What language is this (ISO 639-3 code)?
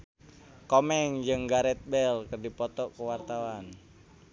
sun